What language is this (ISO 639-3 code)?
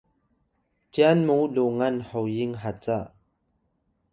tay